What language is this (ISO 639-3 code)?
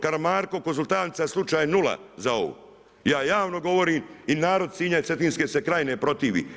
hrv